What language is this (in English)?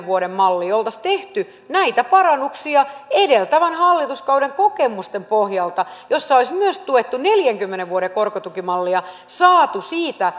Finnish